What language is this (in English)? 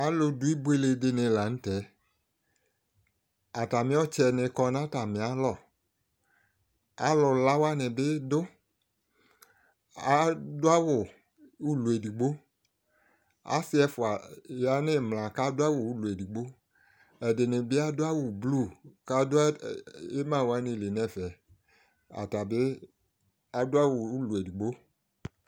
Ikposo